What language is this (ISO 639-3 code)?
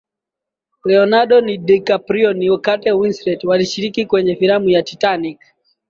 swa